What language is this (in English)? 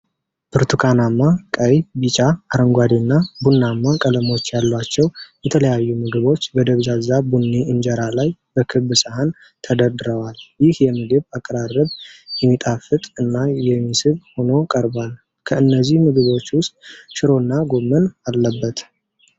Amharic